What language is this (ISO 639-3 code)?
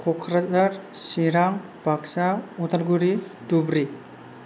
brx